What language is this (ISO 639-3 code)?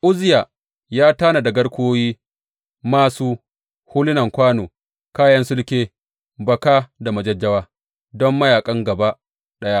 hau